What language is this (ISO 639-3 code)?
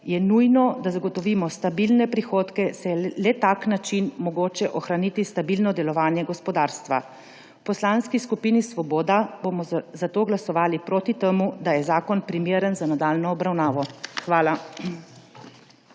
slv